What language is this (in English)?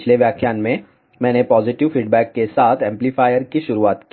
Hindi